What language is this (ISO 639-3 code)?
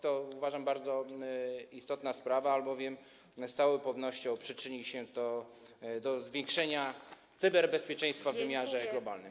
pol